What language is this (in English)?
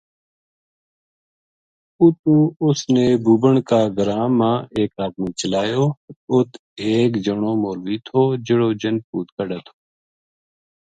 Gujari